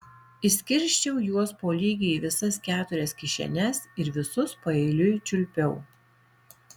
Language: Lithuanian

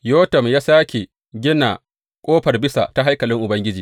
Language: Hausa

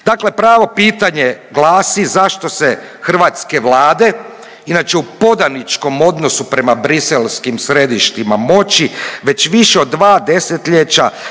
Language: Croatian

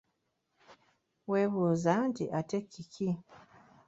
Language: Ganda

